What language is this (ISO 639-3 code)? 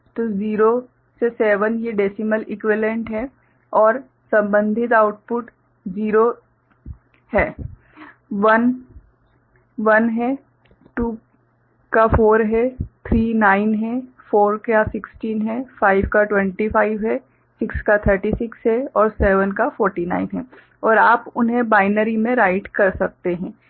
hin